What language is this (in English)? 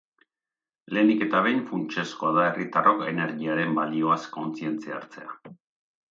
Basque